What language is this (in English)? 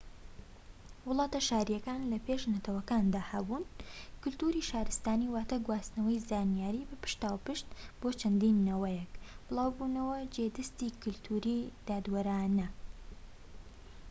Central Kurdish